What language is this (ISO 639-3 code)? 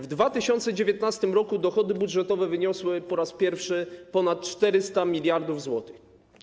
pol